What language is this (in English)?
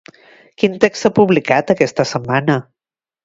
Catalan